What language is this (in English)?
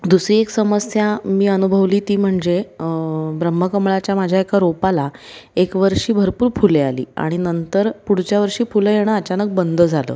Marathi